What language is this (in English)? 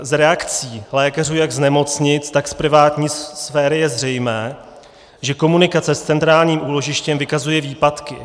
Czech